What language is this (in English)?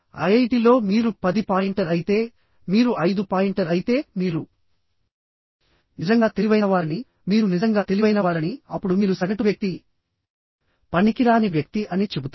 Telugu